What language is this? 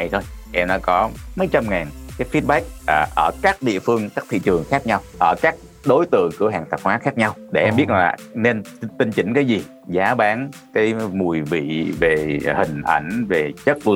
Vietnamese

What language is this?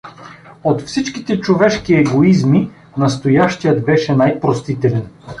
Bulgarian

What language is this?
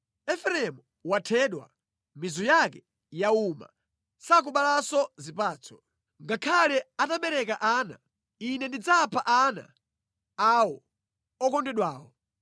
Nyanja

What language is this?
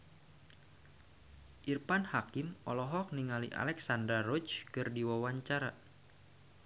Sundanese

